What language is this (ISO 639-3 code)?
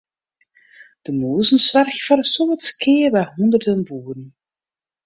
fry